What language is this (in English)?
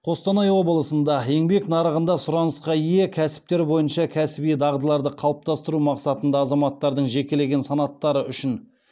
Kazakh